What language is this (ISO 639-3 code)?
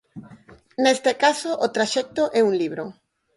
glg